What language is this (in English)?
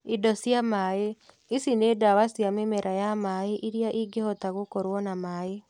Kikuyu